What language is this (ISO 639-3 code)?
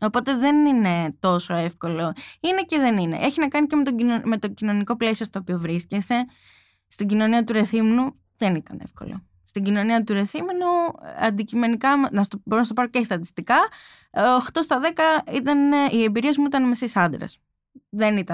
ell